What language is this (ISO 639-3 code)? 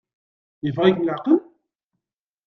kab